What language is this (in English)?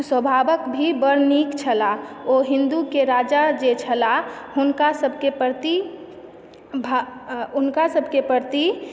Maithili